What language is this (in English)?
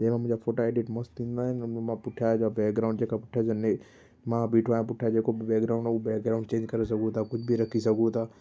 Sindhi